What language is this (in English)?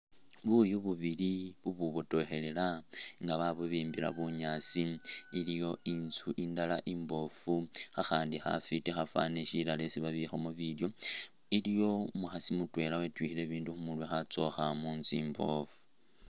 Masaaba